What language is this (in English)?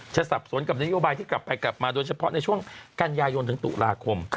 Thai